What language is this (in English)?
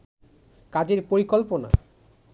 Bangla